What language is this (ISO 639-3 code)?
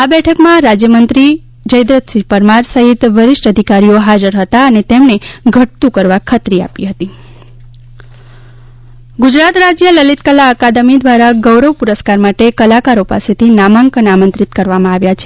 guj